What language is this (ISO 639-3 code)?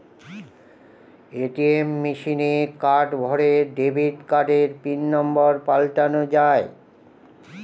ben